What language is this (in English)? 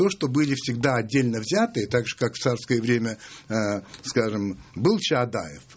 Russian